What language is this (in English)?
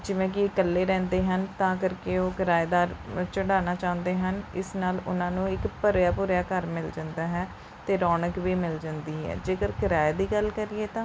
Punjabi